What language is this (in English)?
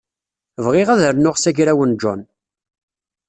Kabyle